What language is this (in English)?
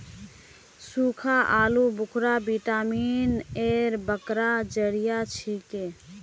Magahi